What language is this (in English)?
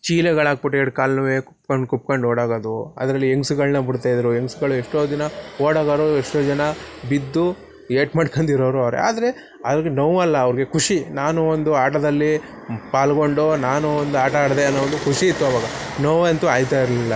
Kannada